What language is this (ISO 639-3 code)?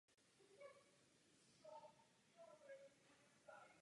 ces